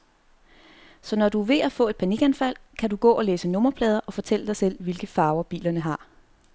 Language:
Danish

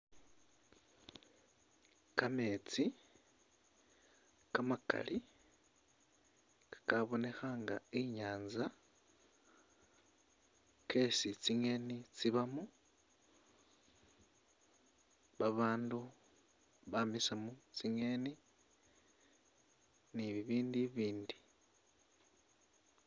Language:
Masaaba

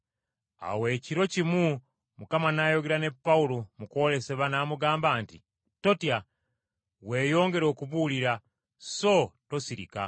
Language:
Ganda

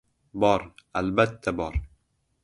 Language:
Uzbek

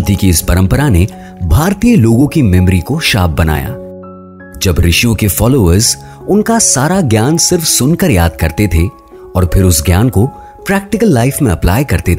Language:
Hindi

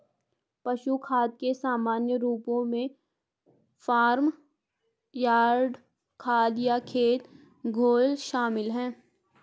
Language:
Hindi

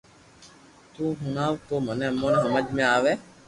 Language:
Loarki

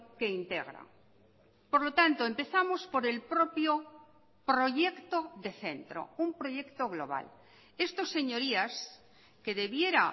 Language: Spanish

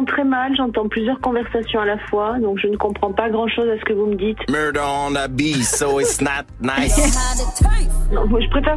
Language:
French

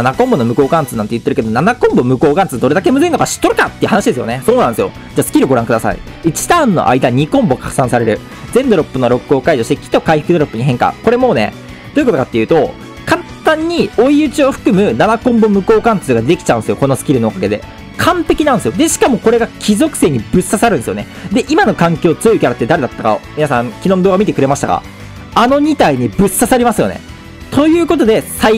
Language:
Japanese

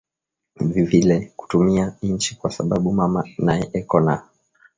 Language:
Swahili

